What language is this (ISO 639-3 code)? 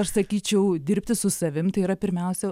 lit